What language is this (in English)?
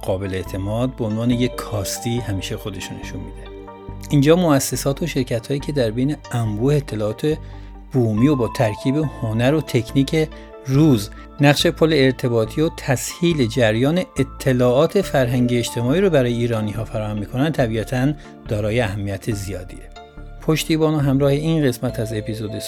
Persian